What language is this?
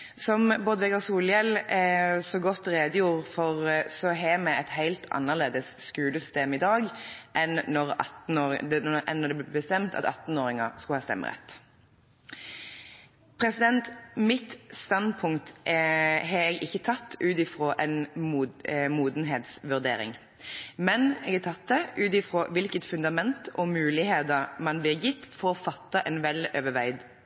Norwegian Bokmål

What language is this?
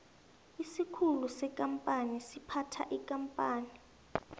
South Ndebele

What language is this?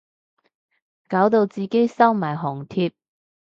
Cantonese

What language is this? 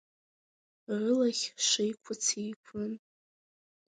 Abkhazian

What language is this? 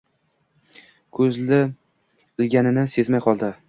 Uzbek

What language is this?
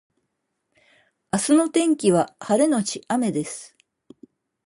Japanese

